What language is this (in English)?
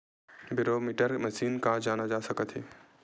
Chhattisgarhi